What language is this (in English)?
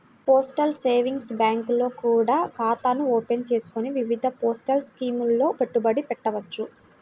Telugu